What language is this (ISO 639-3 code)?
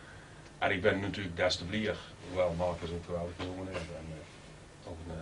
nld